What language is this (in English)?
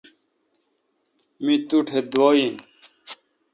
Kalkoti